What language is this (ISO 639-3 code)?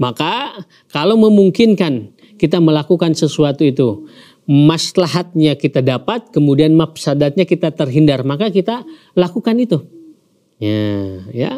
ind